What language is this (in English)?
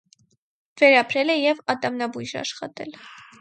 Armenian